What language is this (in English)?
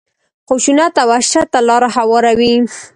Pashto